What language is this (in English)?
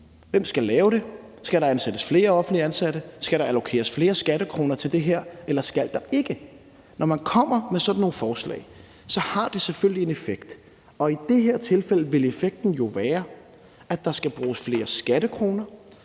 Danish